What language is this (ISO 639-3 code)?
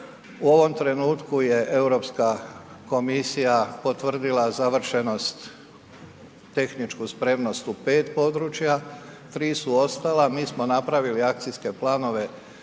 hrv